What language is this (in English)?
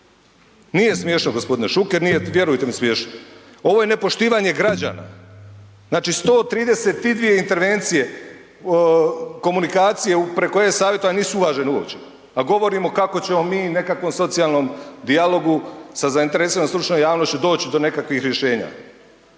Croatian